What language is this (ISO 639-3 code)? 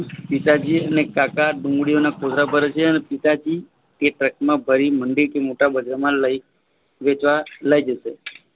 guj